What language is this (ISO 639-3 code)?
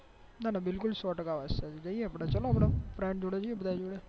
guj